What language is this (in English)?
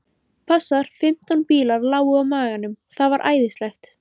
Icelandic